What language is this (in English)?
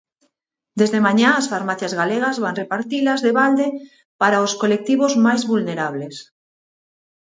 Galician